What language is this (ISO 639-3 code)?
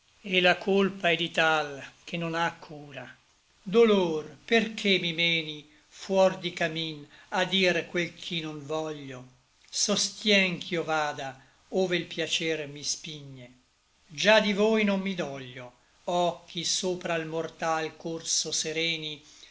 ita